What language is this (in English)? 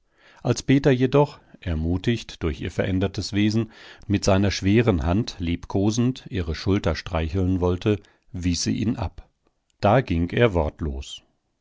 German